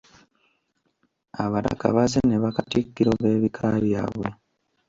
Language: Ganda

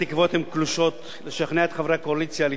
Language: Hebrew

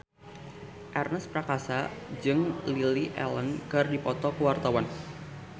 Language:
Sundanese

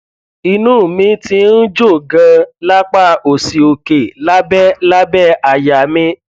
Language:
Yoruba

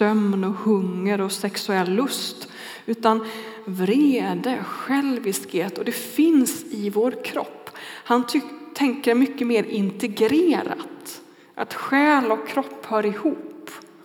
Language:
Swedish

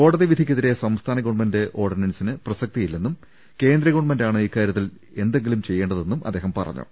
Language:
Malayalam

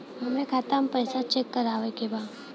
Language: Bhojpuri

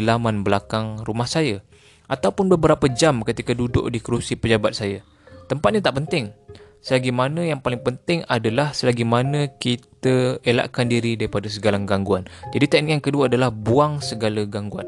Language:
Malay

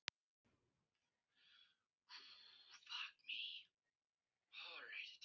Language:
Icelandic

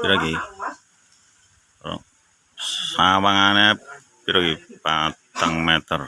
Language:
Indonesian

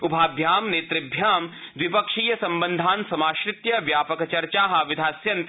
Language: Sanskrit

